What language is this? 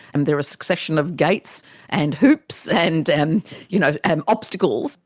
English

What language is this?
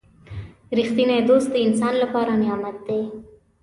Pashto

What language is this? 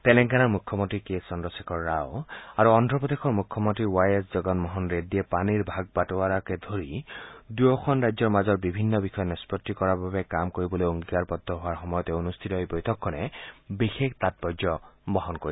Assamese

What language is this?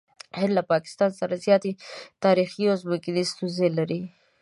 Pashto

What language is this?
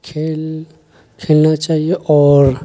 Urdu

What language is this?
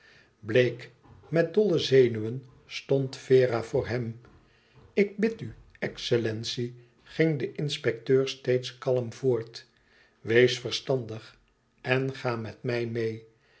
Dutch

